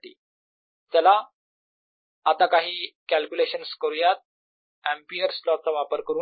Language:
Marathi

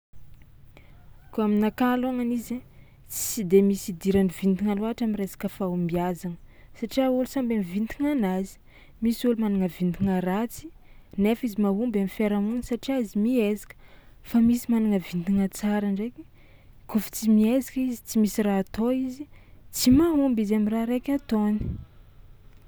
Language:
Tsimihety Malagasy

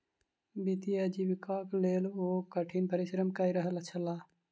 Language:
Maithili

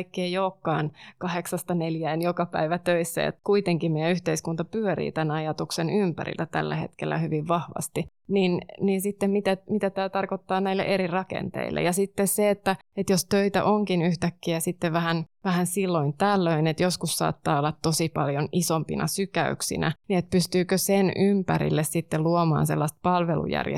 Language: Finnish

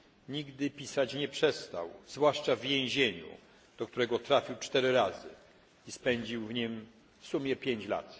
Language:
Polish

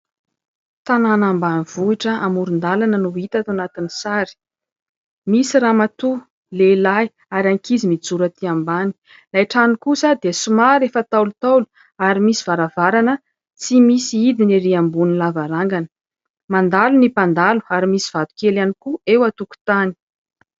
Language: Malagasy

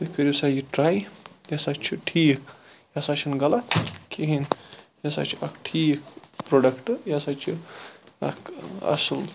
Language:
Kashmiri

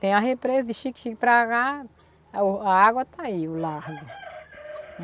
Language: Portuguese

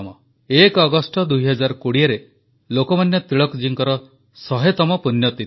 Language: Odia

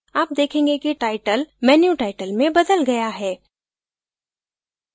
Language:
Hindi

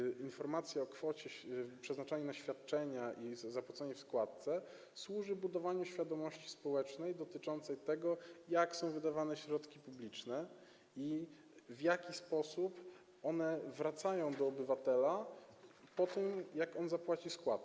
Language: Polish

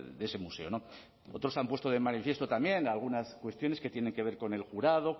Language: Spanish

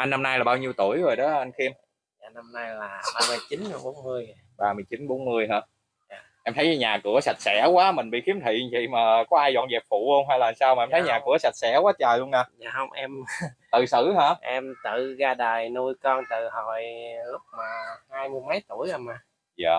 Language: Vietnamese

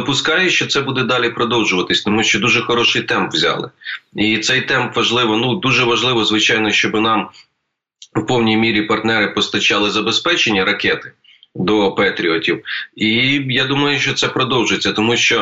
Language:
Ukrainian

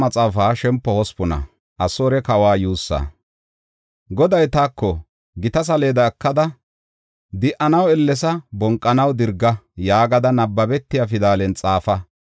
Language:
Gofa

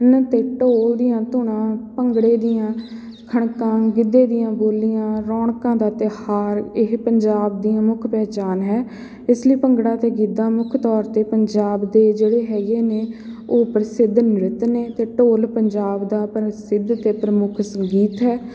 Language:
Punjabi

